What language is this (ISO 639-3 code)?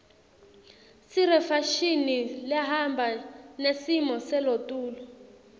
ssw